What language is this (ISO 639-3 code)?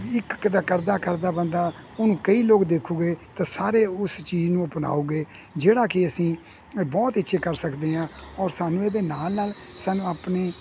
pan